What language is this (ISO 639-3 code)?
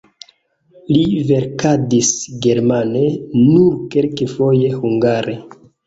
epo